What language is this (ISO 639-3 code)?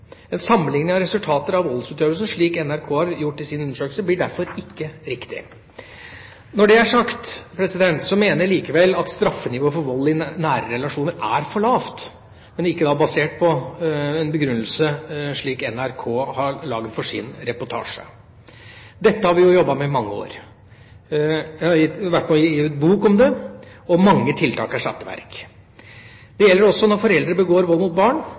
nob